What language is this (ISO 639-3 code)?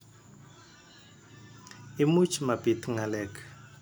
kln